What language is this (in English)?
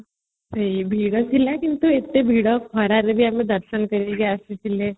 Odia